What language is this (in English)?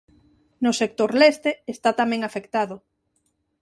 Galician